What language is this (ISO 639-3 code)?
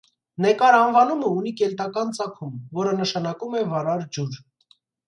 hye